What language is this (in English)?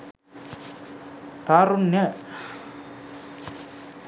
Sinhala